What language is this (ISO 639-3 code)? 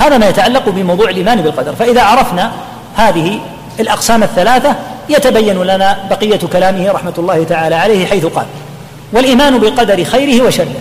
ara